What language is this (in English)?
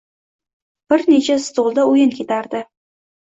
Uzbek